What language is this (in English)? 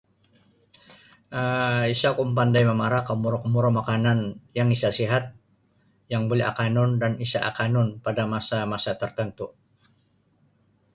Sabah Bisaya